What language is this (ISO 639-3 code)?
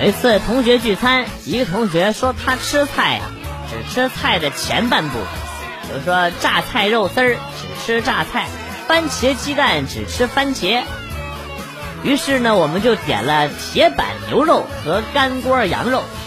zho